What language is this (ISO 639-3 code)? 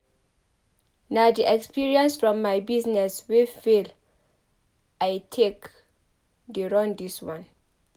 pcm